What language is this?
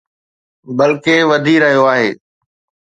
Sindhi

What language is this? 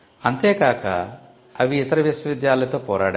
Telugu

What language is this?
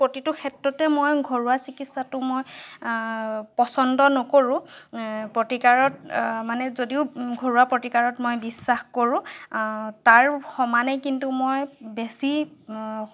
Assamese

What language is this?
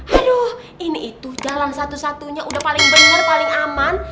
Indonesian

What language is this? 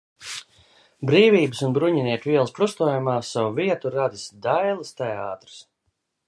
Latvian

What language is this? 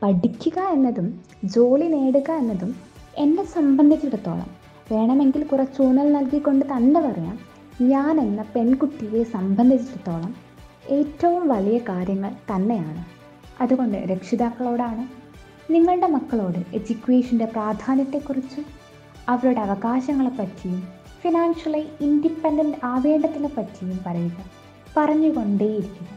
Malayalam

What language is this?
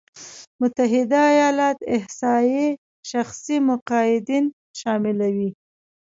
Pashto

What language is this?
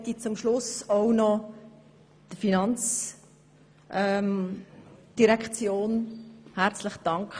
Swiss German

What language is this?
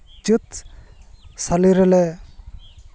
Santali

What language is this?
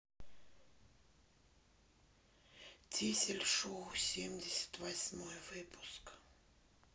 Russian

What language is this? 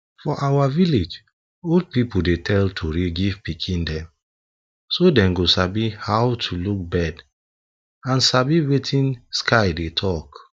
Nigerian Pidgin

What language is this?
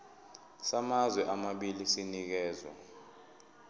Zulu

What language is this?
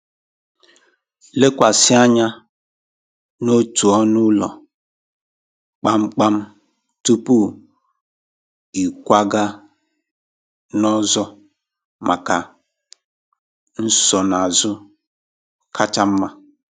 Igbo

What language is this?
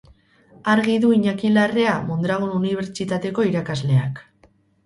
Basque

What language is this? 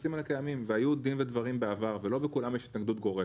Hebrew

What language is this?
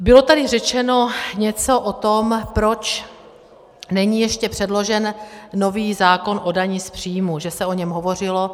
Czech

